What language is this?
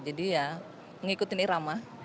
Indonesian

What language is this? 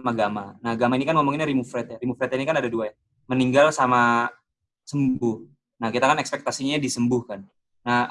Indonesian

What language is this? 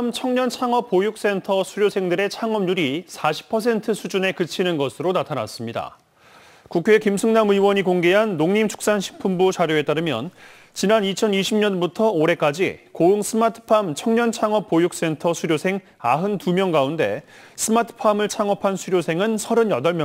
Korean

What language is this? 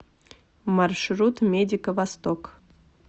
Russian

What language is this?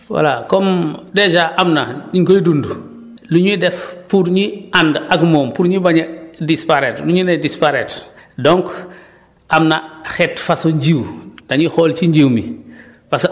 Wolof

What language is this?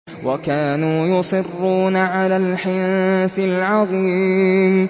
Arabic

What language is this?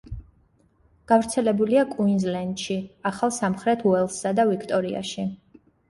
Georgian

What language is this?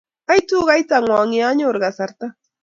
Kalenjin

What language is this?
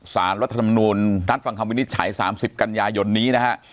Thai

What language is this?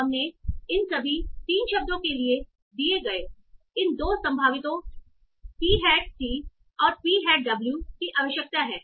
Hindi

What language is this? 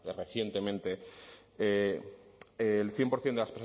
Spanish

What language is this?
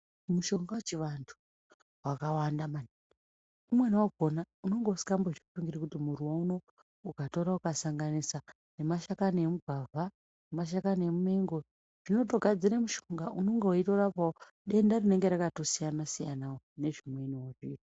Ndau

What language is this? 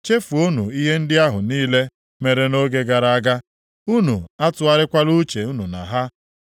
Igbo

